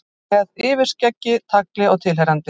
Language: Icelandic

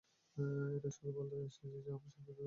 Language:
Bangla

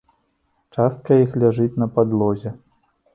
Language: Belarusian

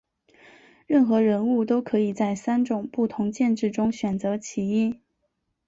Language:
Chinese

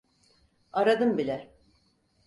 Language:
Turkish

